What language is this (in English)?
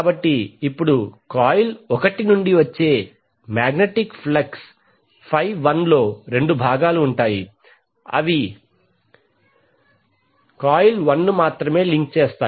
Telugu